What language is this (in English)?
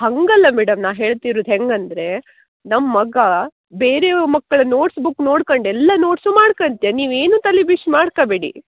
Kannada